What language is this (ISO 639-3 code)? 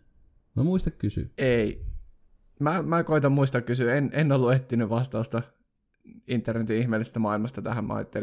fin